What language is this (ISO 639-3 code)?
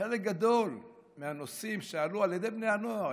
heb